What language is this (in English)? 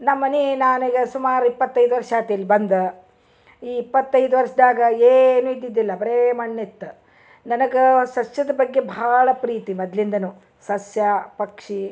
Kannada